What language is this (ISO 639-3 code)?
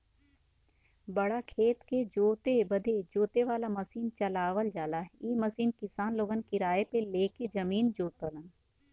bho